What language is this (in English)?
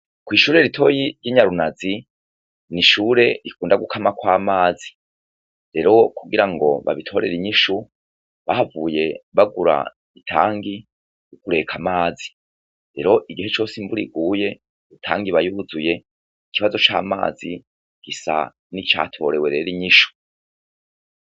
Rundi